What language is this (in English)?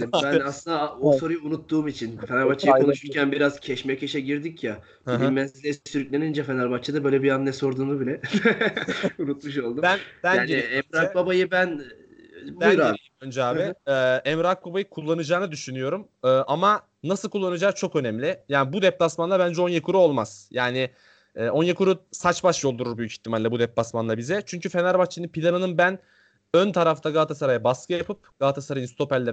Turkish